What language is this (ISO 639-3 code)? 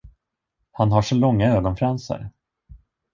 swe